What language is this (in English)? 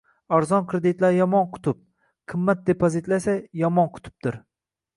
Uzbek